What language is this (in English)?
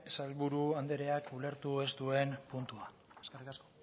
Basque